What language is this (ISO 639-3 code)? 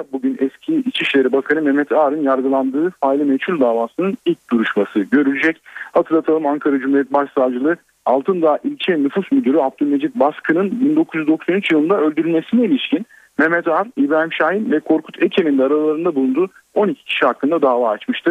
tur